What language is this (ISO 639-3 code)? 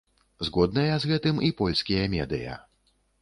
bel